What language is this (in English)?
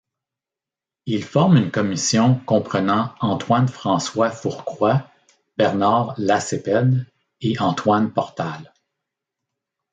French